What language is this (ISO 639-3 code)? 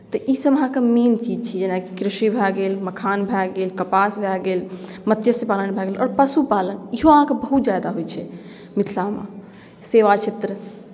mai